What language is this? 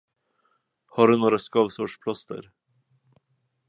Swedish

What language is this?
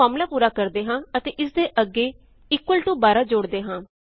Punjabi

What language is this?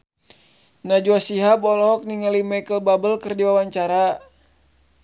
Sundanese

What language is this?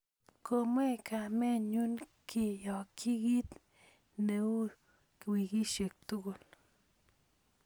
Kalenjin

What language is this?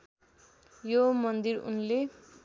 Nepali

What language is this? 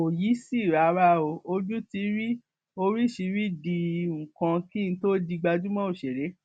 Yoruba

